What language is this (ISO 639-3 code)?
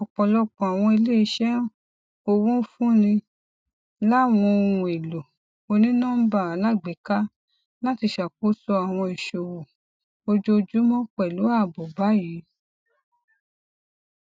yor